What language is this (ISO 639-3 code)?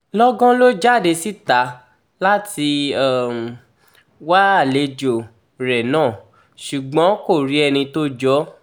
yor